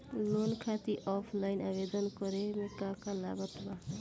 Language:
Bhojpuri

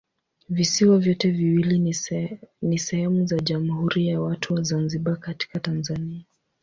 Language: Swahili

